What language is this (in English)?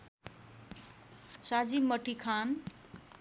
Nepali